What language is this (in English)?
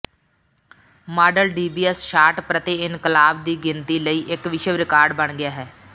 Punjabi